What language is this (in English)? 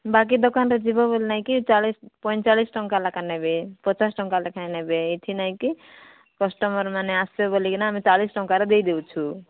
Odia